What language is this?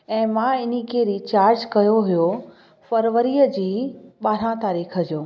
Sindhi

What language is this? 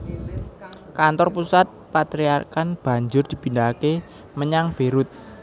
Javanese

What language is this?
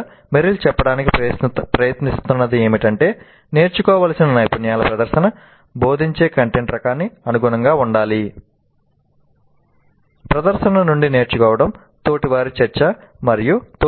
Telugu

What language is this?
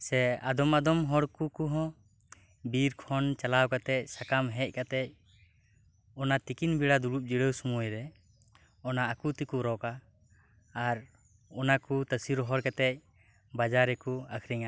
Santali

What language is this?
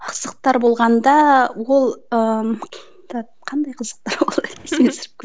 Kazakh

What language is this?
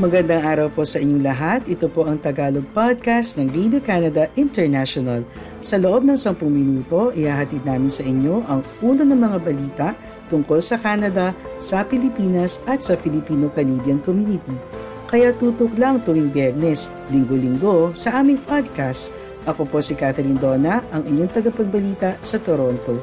Filipino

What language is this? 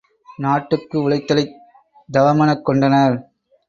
Tamil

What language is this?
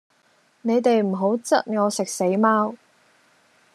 Cantonese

